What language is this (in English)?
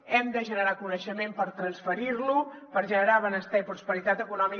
Catalan